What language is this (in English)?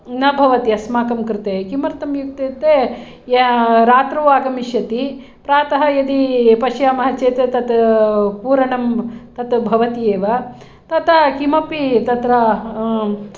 Sanskrit